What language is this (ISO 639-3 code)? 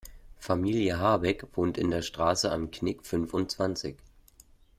deu